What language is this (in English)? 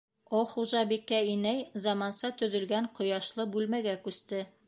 Bashkir